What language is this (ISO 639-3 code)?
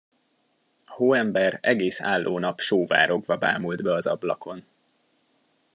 hun